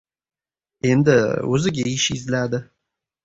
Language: Uzbek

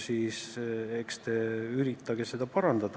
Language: Estonian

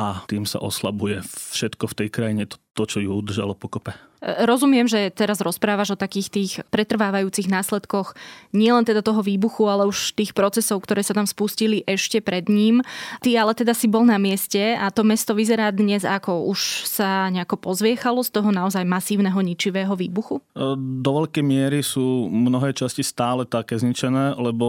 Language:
Slovak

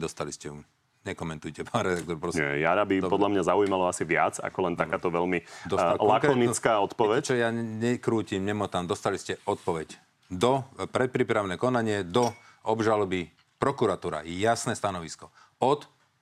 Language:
Slovak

